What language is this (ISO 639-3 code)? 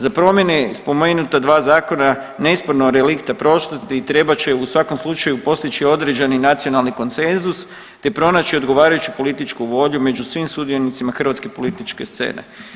hrv